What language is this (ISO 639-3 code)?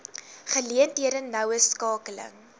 afr